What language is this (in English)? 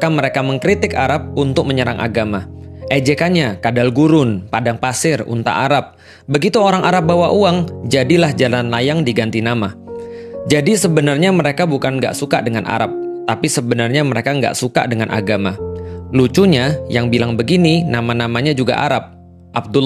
Indonesian